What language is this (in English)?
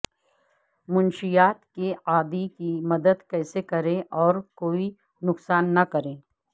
Urdu